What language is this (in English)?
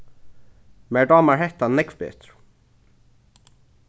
Faroese